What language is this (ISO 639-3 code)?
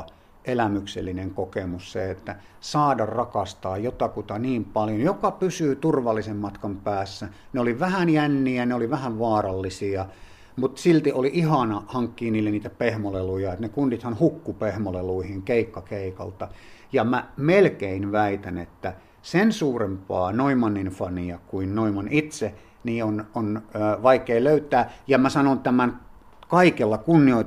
fin